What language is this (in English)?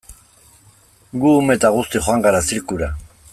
Basque